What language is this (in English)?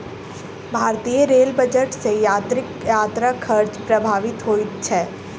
Maithili